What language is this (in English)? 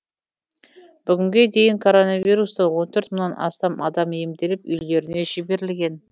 Kazakh